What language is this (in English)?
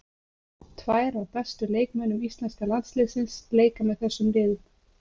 Icelandic